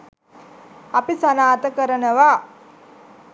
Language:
Sinhala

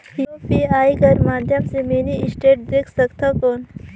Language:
Chhattisgarhi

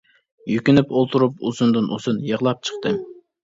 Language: Uyghur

